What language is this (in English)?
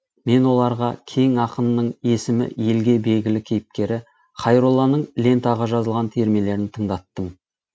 Kazakh